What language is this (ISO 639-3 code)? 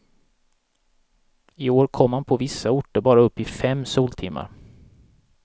swe